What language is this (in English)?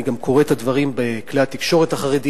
Hebrew